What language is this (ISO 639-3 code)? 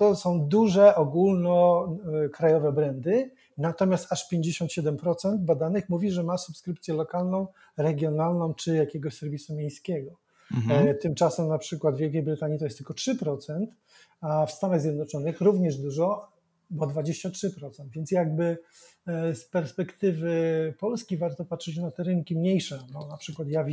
pol